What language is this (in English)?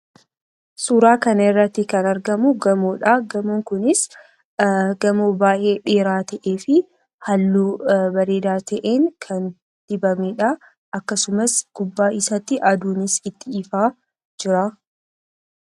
Oromo